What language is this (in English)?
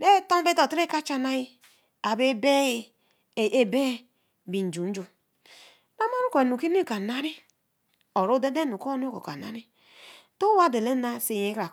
Eleme